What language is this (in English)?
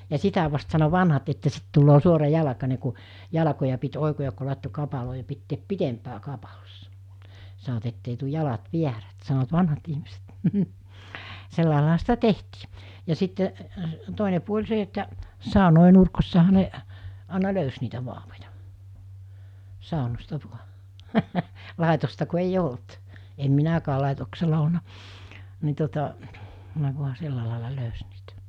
Finnish